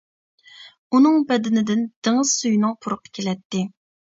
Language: Uyghur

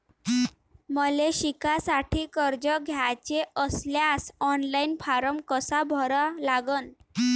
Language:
Marathi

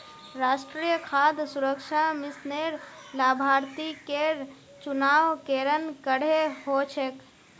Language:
Magahi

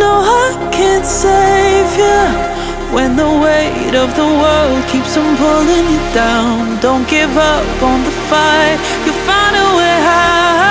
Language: Hungarian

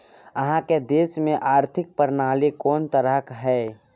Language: Maithili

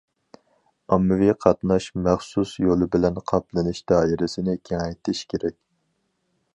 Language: Uyghur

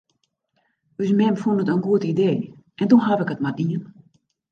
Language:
Western Frisian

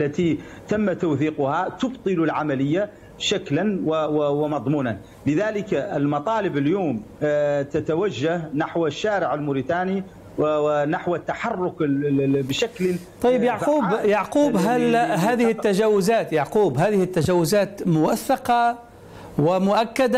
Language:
Arabic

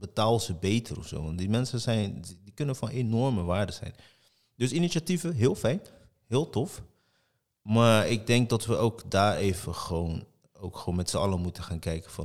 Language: Dutch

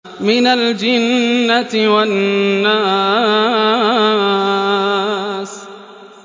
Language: Arabic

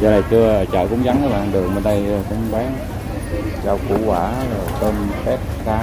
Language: Vietnamese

